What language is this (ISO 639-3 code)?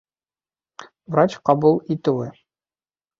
bak